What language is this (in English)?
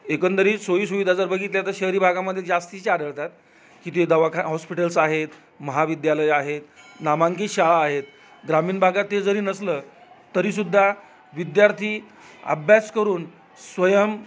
Marathi